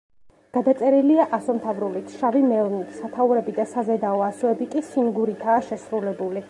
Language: Georgian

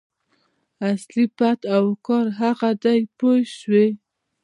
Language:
Pashto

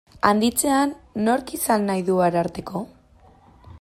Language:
Basque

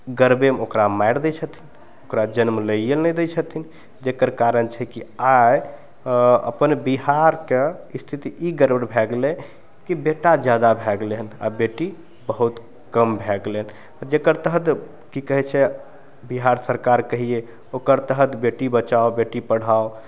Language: Maithili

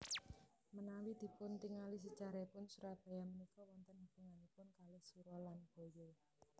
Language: Javanese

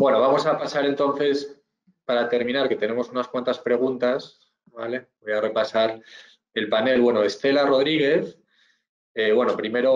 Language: Spanish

